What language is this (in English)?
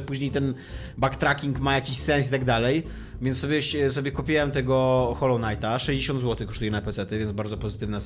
Polish